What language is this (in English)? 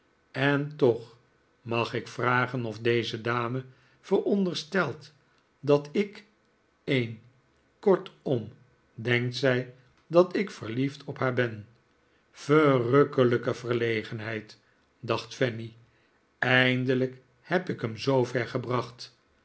Dutch